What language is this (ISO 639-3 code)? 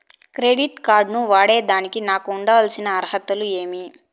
tel